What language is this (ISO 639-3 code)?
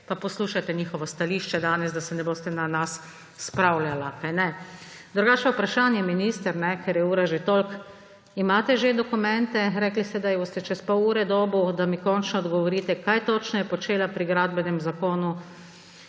slv